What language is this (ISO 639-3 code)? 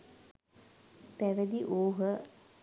sin